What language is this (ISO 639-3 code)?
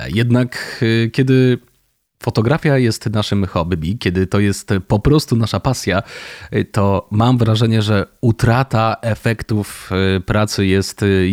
pol